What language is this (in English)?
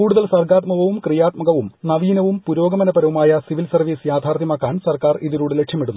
Malayalam